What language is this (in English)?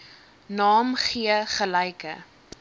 Afrikaans